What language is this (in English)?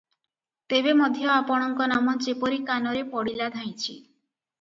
Odia